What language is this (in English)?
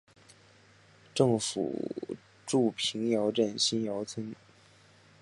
Chinese